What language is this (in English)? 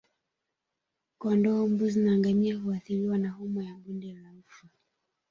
Swahili